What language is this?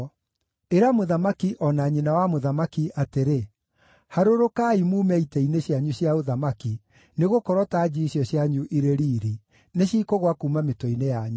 Kikuyu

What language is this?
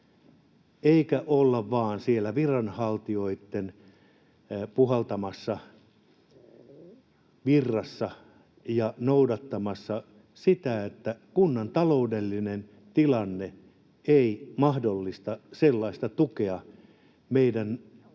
Finnish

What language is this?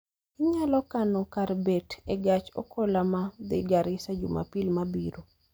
Luo (Kenya and Tanzania)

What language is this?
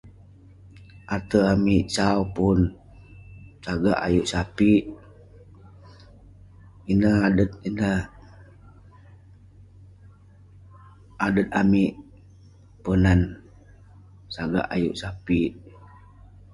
Western Penan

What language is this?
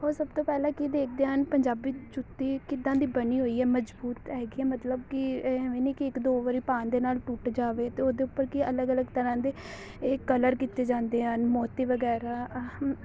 Punjabi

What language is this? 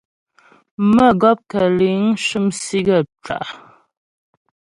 Ghomala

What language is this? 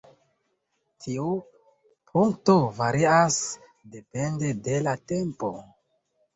Esperanto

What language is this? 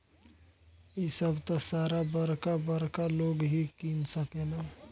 Bhojpuri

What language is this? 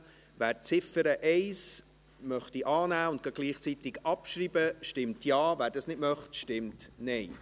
Swiss German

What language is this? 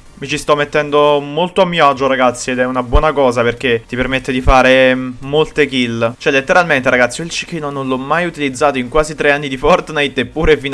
Italian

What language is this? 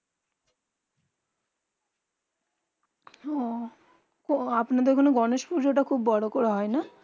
Bangla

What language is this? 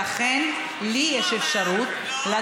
Hebrew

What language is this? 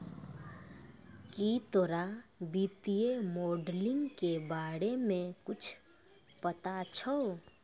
Maithili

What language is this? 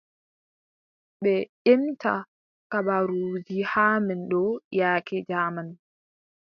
Adamawa Fulfulde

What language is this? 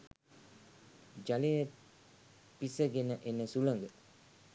Sinhala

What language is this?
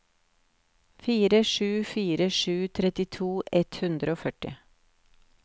Norwegian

